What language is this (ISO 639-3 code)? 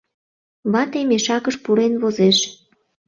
chm